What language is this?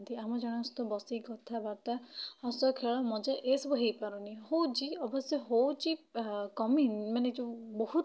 Odia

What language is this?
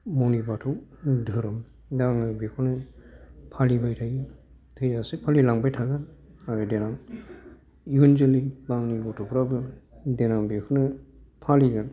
Bodo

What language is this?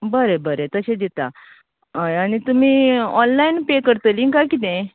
Konkani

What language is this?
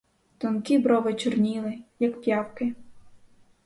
Ukrainian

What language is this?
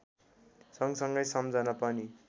Nepali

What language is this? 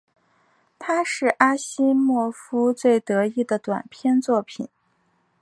Chinese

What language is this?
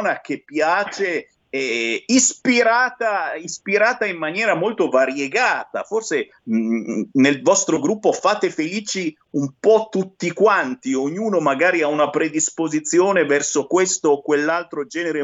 Italian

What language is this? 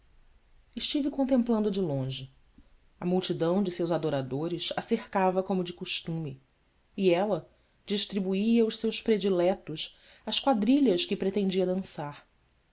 Portuguese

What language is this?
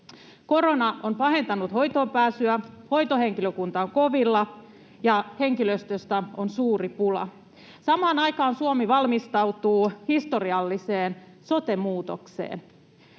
Finnish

